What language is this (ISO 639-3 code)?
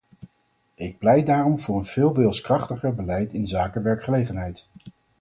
nld